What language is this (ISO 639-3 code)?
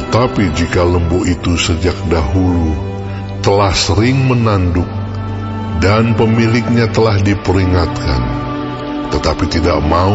ind